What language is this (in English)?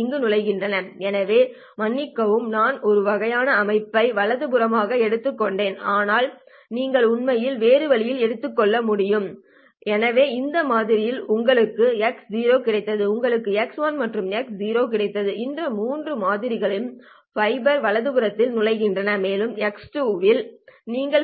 Tamil